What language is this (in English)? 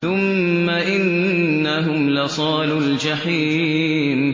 Arabic